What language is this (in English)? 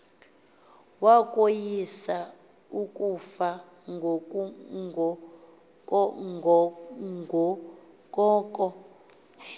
Xhosa